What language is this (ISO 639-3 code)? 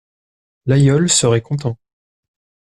fra